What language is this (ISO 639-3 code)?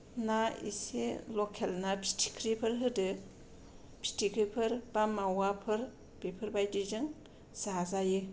brx